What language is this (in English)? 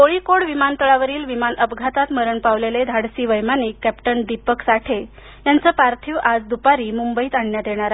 Marathi